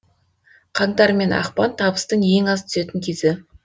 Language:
Kazakh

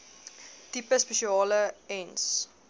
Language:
Afrikaans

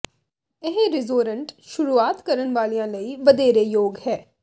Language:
Punjabi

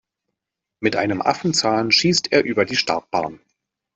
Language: German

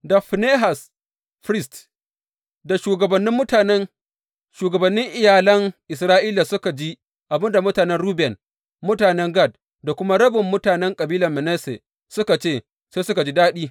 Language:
Hausa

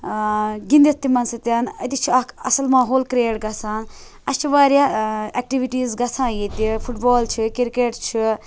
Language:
Kashmiri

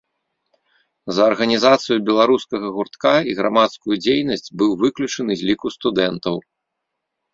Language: Belarusian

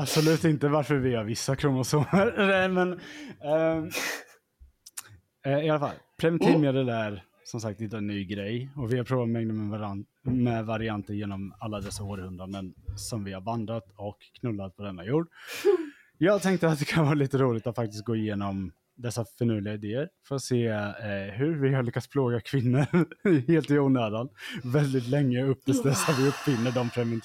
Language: Swedish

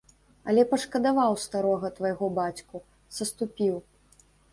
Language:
Belarusian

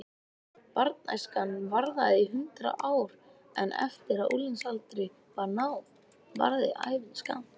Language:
Icelandic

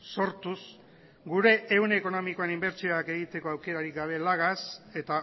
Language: Basque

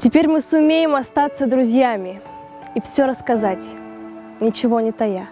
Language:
Russian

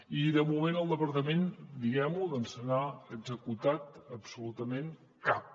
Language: Catalan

